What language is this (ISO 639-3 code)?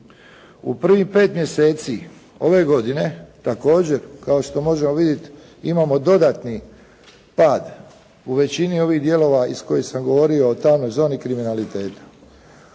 hrv